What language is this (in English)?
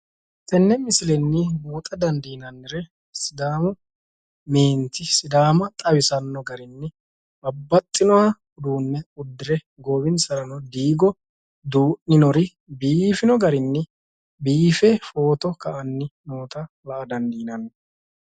Sidamo